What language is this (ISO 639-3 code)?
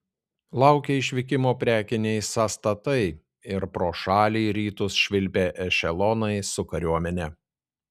lit